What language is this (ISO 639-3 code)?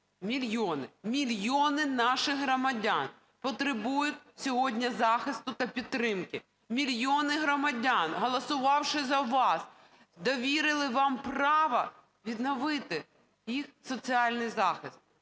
ukr